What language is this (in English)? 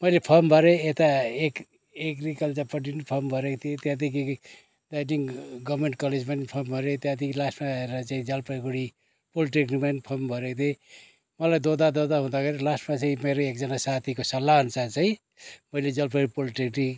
Nepali